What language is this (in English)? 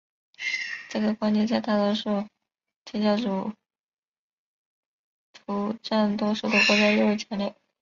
Chinese